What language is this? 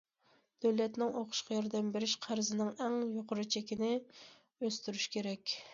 Uyghur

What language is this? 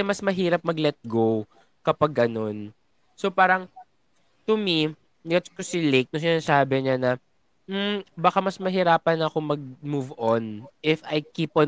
Filipino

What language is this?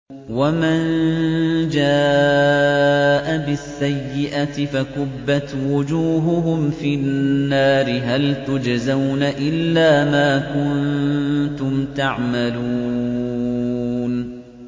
Arabic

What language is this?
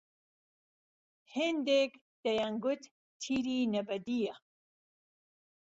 Central Kurdish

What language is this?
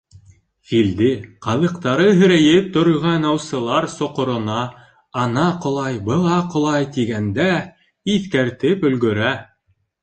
Bashkir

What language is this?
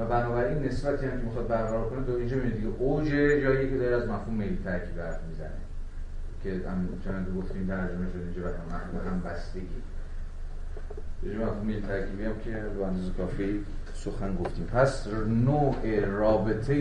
Persian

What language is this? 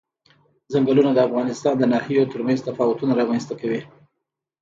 Pashto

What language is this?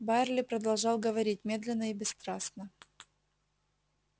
Russian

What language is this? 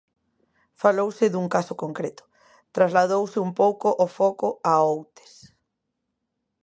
Galician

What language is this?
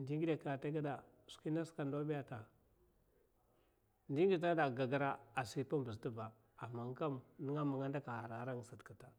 Mafa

